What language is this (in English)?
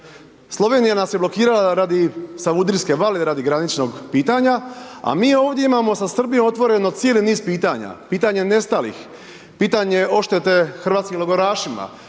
Croatian